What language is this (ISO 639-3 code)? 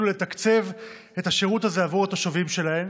heb